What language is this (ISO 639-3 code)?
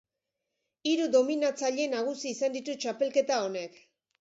eus